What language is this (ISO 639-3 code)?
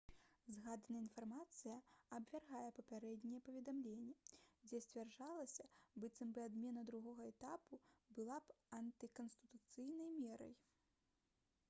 bel